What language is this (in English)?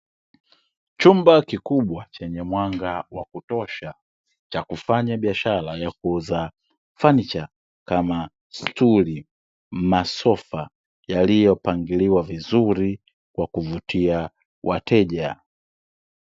Swahili